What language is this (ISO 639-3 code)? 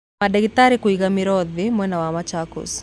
kik